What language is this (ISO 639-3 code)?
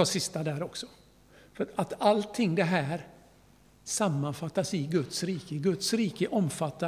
swe